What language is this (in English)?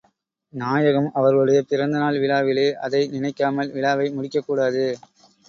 Tamil